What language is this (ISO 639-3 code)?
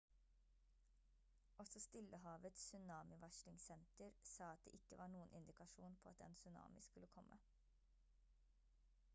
nob